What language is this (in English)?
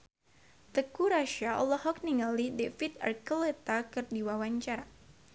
Sundanese